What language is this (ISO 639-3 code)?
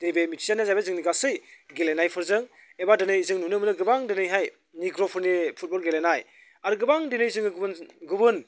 brx